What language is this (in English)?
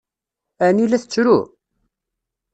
Kabyle